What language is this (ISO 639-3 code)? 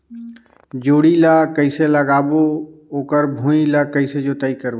hne